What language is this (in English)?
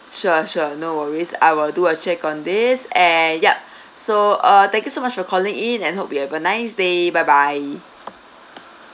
English